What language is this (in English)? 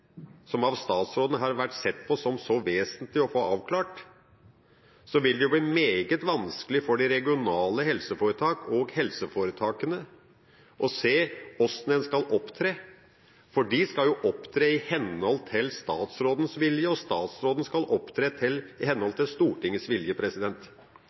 Norwegian Bokmål